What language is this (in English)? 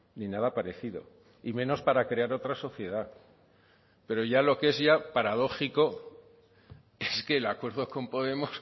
Spanish